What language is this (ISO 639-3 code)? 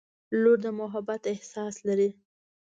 pus